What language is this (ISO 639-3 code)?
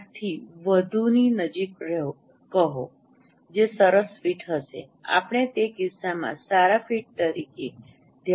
guj